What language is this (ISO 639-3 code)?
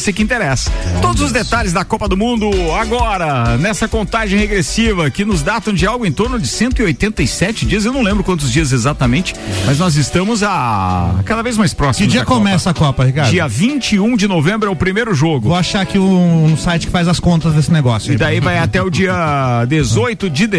por